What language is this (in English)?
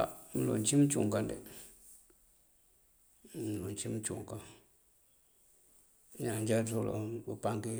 Mandjak